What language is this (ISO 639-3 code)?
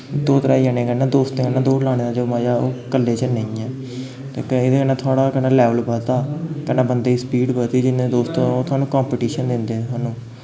doi